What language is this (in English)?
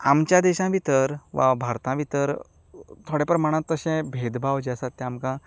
Konkani